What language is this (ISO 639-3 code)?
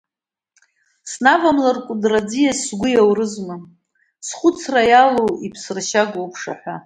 abk